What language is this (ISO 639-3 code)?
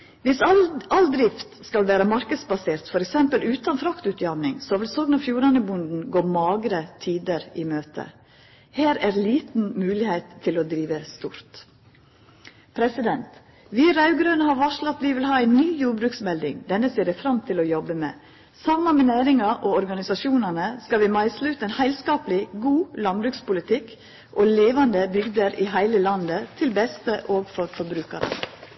nno